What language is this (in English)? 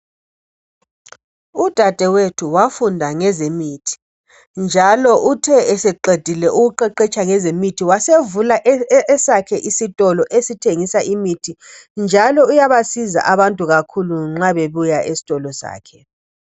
North Ndebele